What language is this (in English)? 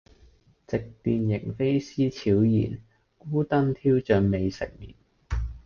Cantonese